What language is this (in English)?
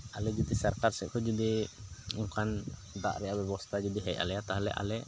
Santali